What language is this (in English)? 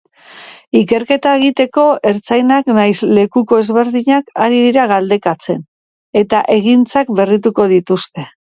Basque